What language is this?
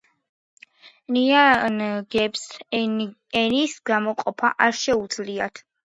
Georgian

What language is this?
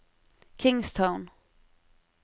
Norwegian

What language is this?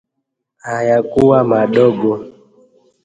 Swahili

